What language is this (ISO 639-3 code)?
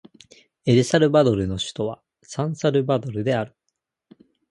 jpn